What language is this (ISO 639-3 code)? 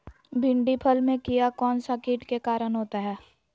mag